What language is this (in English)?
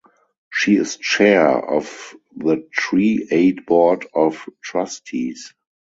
English